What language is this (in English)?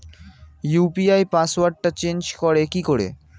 Bangla